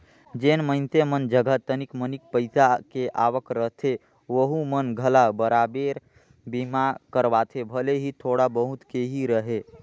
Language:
Chhattisgarhi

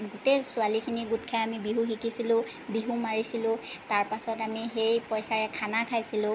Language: Assamese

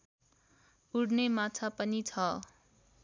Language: Nepali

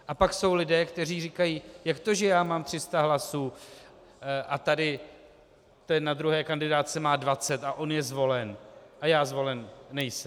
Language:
Czech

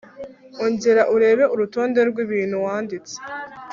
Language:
Kinyarwanda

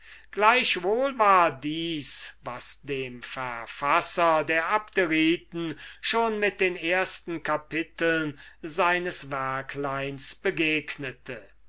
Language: German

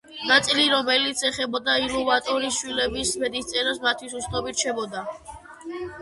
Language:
Georgian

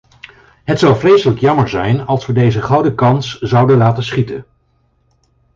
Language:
Dutch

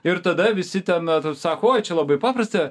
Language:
Lithuanian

